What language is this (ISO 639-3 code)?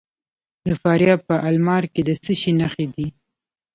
pus